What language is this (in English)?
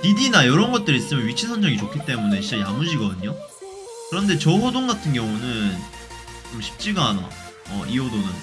Korean